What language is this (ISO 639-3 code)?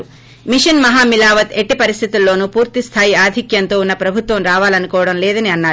tel